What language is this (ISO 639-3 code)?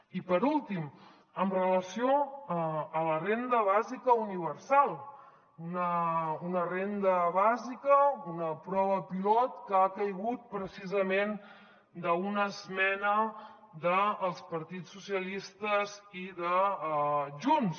cat